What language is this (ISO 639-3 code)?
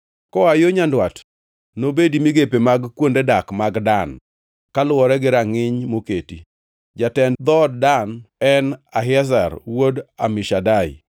luo